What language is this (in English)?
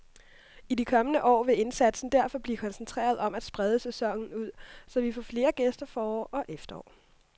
Danish